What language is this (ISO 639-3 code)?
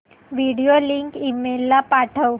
mar